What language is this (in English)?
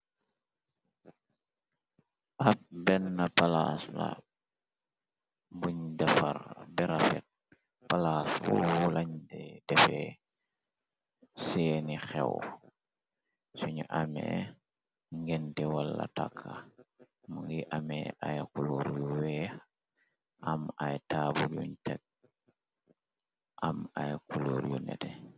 Wolof